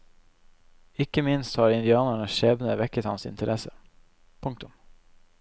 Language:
Norwegian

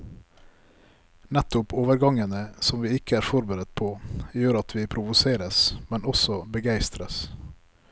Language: Norwegian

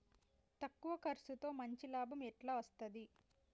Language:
Telugu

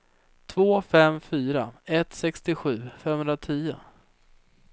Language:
Swedish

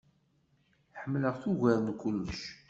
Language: Kabyle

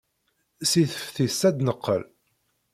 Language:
Kabyle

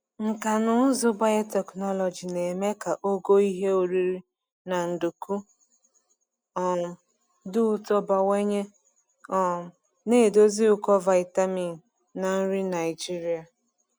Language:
Igbo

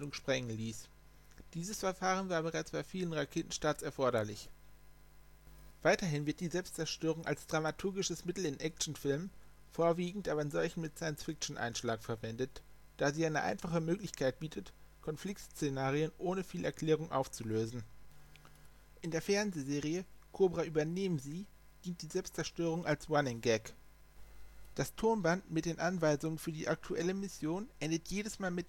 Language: German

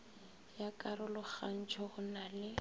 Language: Northern Sotho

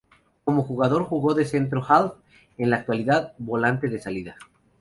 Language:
Spanish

